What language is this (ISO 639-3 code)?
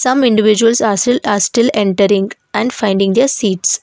eng